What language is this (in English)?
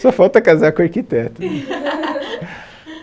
Portuguese